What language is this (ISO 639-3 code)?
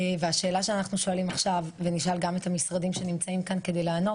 heb